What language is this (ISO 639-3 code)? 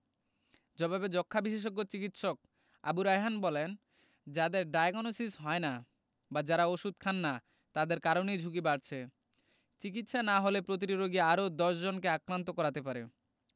ben